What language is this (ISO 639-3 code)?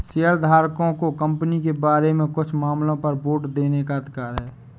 hin